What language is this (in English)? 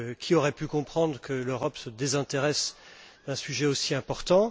French